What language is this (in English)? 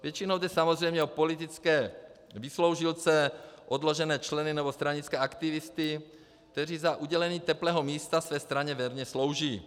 Czech